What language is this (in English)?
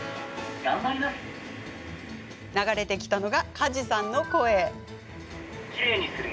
Japanese